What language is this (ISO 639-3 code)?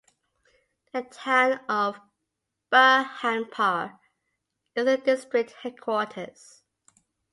eng